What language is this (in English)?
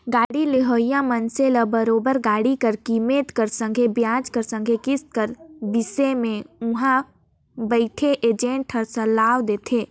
Chhattisgarhi